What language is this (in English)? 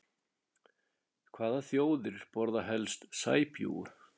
Icelandic